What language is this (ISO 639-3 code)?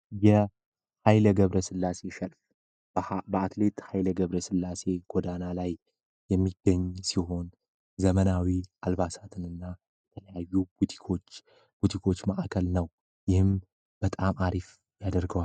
amh